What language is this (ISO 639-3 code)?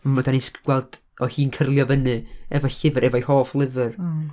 cym